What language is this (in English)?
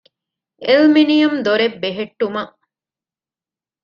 Divehi